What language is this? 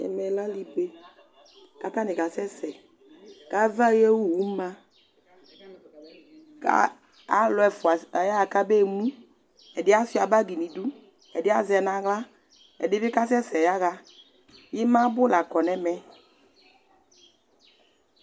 Ikposo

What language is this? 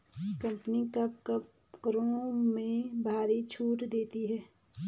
Hindi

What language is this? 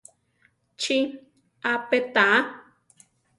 Central Tarahumara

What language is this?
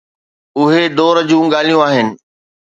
Sindhi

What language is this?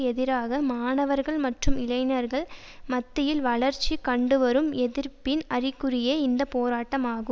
Tamil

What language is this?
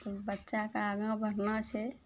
Maithili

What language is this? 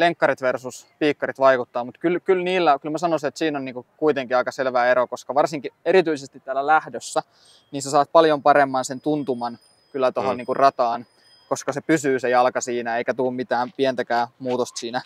Finnish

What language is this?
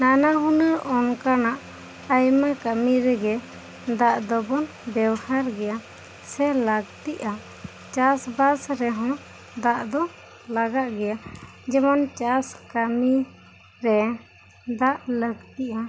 Santali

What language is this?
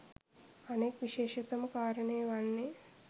Sinhala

